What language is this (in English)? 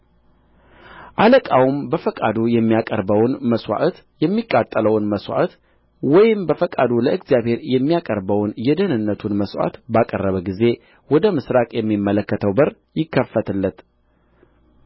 Amharic